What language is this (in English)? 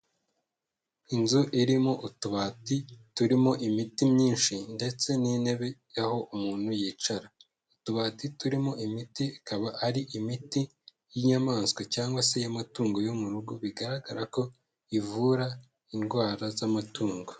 Kinyarwanda